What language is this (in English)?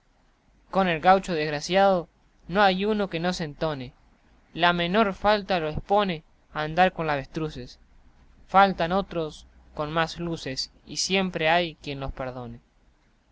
Spanish